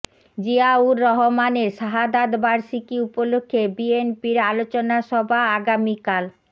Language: Bangla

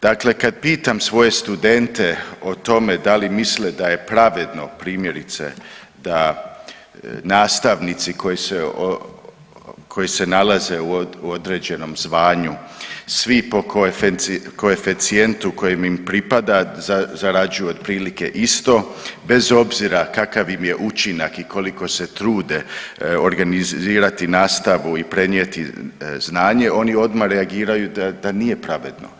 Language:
Croatian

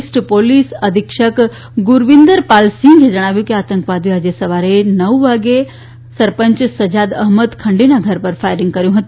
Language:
Gujarati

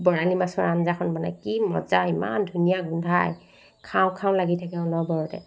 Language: Assamese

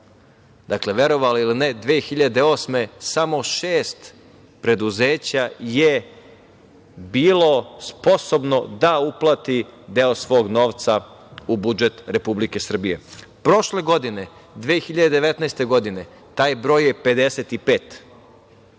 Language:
Serbian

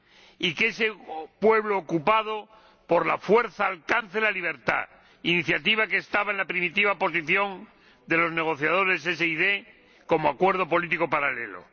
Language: Spanish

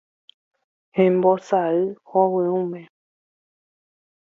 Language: Guarani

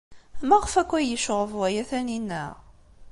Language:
Kabyle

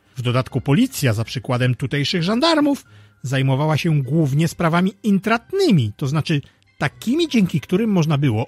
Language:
Polish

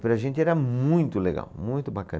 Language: Portuguese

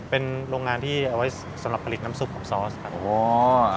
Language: Thai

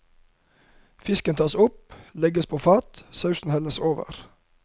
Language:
Norwegian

